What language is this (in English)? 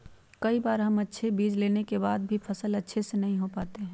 Magahi